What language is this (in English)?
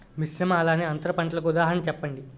Telugu